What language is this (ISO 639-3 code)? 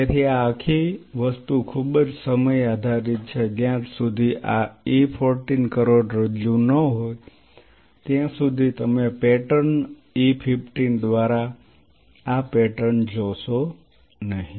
guj